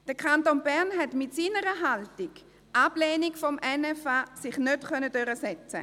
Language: Swiss German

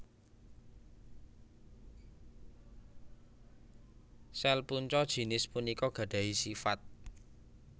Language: Javanese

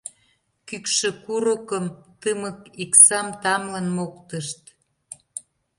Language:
Mari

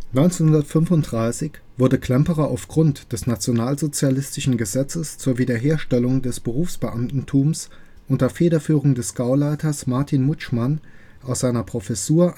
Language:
German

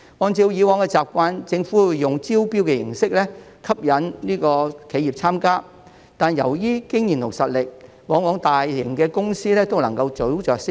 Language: Cantonese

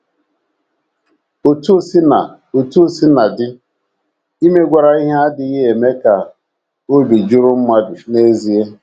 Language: Igbo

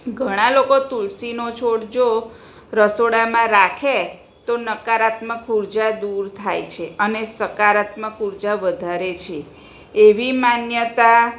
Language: Gujarati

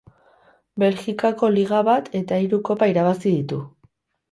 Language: Basque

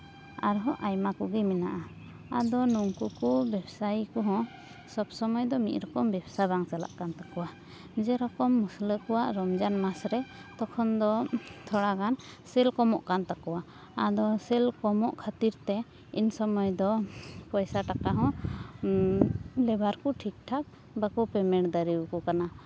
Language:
Santali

